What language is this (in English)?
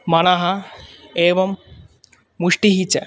Sanskrit